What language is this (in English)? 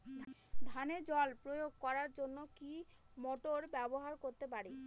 Bangla